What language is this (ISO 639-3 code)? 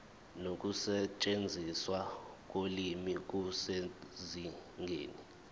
zul